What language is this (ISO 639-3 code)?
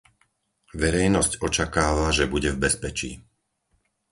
slk